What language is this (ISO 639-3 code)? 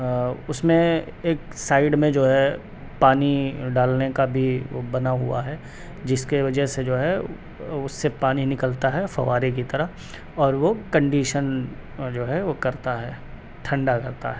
urd